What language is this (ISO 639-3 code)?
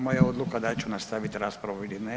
hrv